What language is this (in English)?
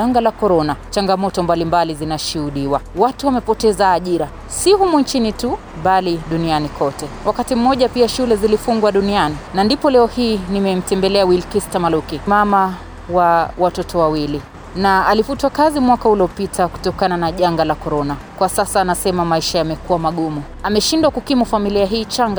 Swahili